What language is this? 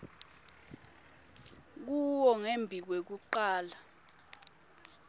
Swati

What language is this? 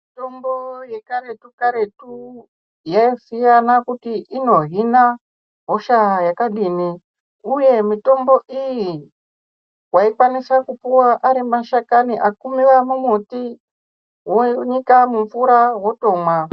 Ndau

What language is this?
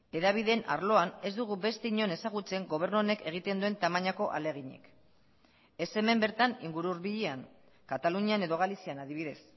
Basque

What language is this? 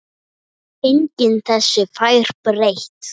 Icelandic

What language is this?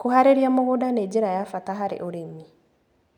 Kikuyu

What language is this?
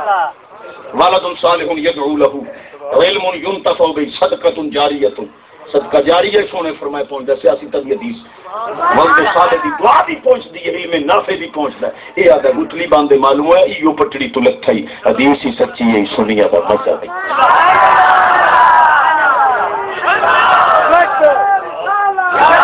Hindi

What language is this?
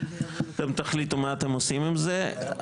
Hebrew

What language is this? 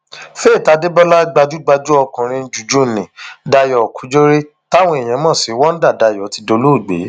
Yoruba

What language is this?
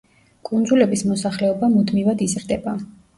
Georgian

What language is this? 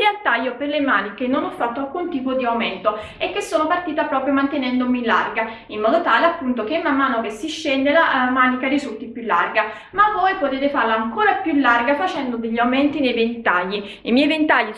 Italian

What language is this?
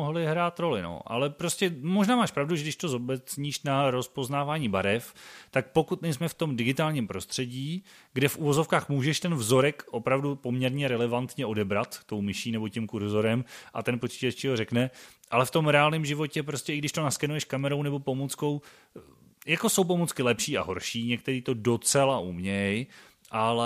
Czech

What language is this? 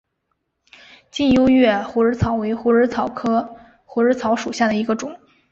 Chinese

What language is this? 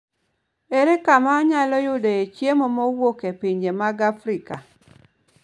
Luo (Kenya and Tanzania)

